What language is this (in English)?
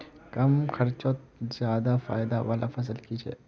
Magahi